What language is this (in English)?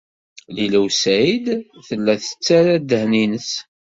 Kabyle